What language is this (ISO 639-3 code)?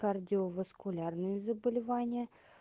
rus